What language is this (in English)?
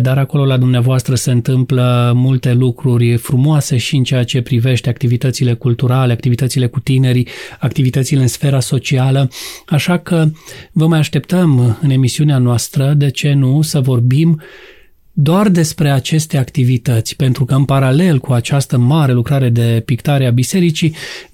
Romanian